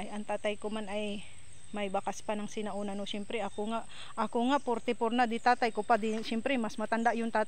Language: Filipino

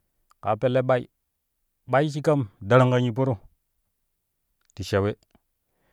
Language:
Kushi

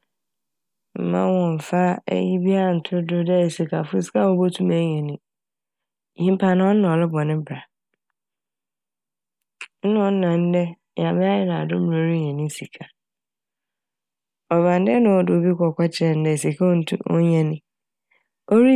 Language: Akan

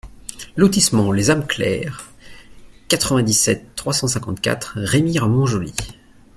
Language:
French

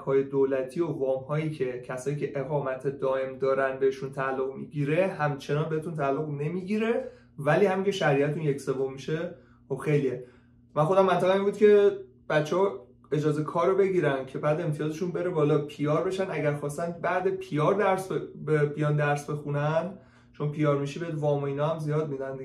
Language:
Persian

